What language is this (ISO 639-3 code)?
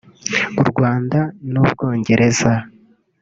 kin